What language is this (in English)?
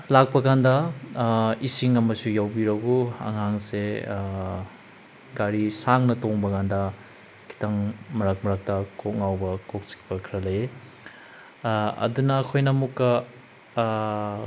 Manipuri